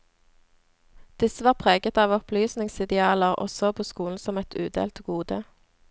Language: Norwegian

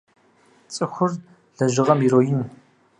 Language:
Kabardian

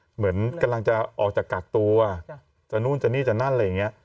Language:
Thai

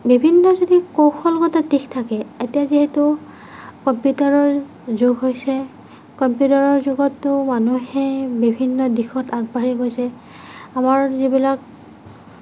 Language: Assamese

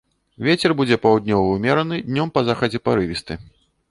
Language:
Belarusian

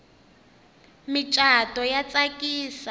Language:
Tsonga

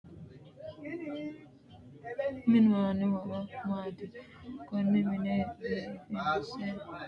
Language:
Sidamo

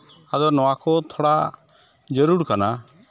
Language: Santali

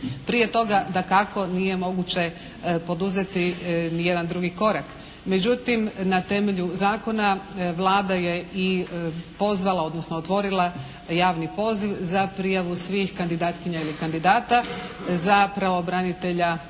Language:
Croatian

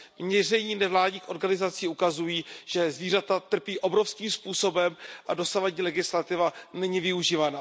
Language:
Czech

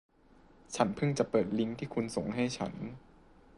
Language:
Thai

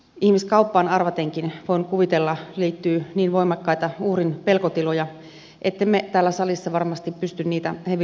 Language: Finnish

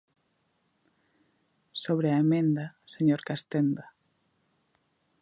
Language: Galician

